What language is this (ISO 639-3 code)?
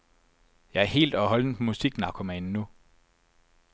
dan